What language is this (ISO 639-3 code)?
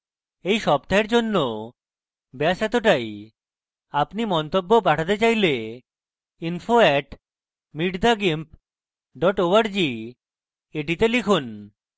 ben